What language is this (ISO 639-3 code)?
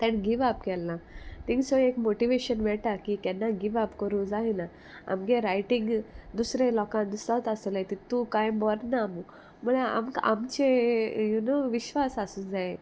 kok